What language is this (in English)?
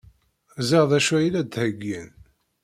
Kabyle